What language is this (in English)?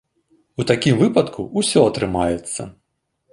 Belarusian